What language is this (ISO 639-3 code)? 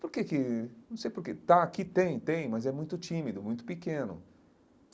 por